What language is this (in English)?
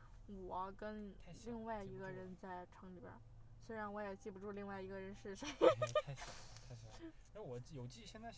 Chinese